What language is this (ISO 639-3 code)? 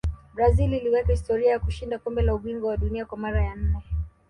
swa